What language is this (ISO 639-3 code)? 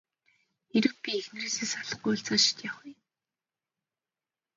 mon